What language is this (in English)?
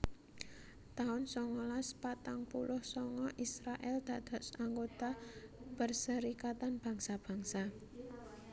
Javanese